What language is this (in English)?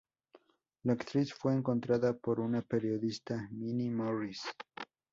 Spanish